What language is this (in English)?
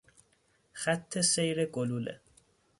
Persian